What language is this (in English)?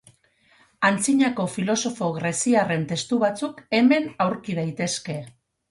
Basque